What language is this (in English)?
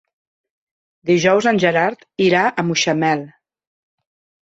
Catalan